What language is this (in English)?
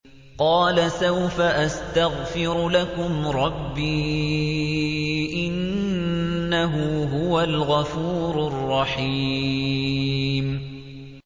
Arabic